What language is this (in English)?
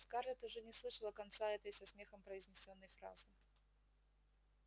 Russian